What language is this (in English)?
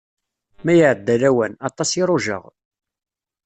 Kabyle